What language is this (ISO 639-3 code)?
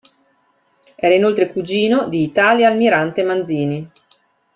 ita